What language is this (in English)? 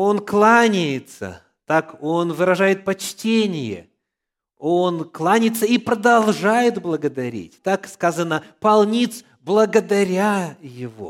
Russian